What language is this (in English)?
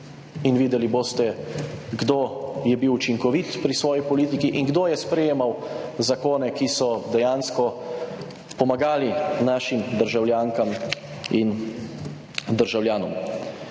Slovenian